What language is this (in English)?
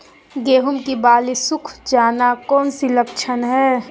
Magahi